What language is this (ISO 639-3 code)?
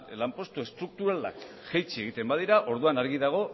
eus